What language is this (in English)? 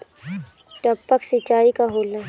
Bhojpuri